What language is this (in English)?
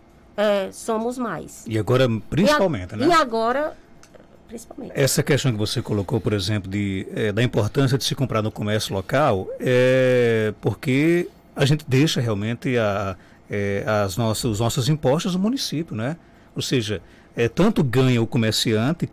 Portuguese